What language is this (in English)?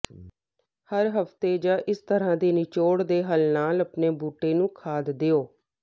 Punjabi